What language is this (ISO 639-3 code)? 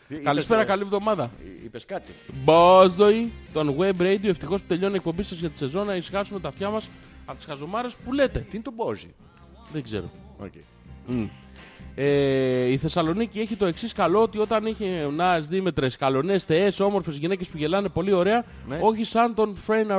ell